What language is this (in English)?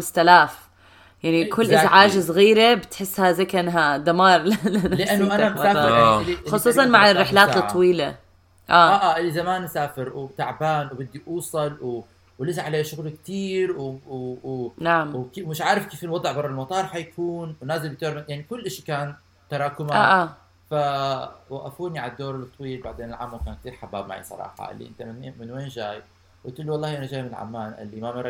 Arabic